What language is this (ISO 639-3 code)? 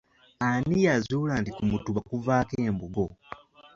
lug